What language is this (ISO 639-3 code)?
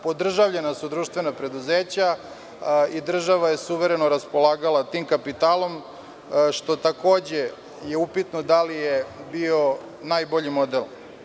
srp